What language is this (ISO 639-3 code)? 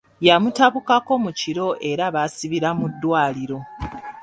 lug